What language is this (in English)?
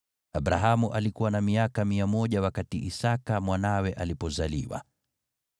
Swahili